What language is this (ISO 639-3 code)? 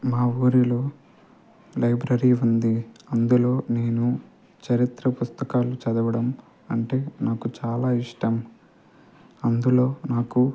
tel